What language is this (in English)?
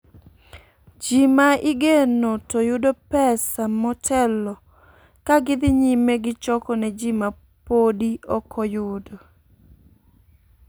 Luo (Kenya and Tanzania)